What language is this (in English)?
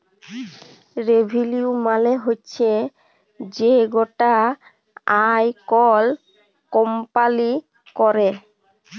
Bangla